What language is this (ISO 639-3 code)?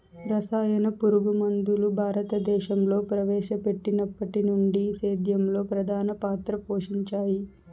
tel